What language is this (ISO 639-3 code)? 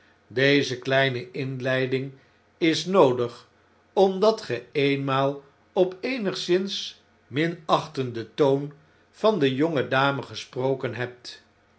nld